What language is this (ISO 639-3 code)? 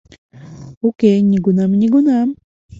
chm